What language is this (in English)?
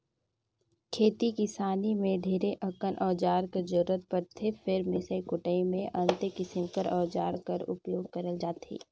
Chhattisgarhi